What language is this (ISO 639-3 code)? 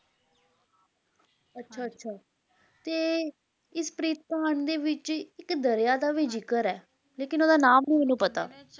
pan